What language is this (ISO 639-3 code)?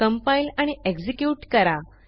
mar